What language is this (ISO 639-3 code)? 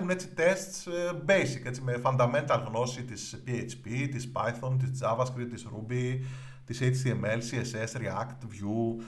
ell